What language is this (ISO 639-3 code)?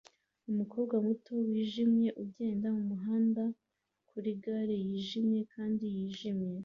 kin